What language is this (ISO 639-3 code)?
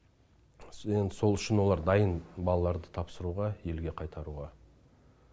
kaz